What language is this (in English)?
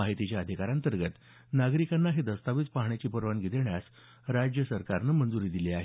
Marathi